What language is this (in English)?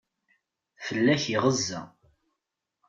Kabyle